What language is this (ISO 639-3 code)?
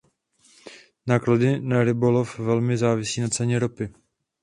ces